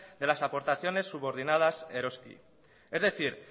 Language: Spanish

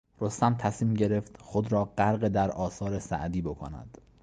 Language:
Persian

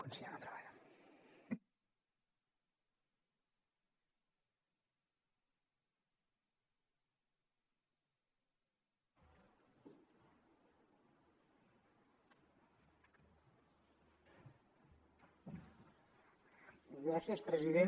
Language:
Catalan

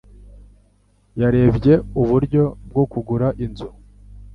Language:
Kinyarwanda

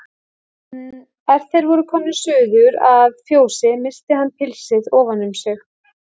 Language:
Icelandic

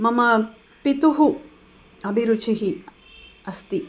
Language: Sanskrit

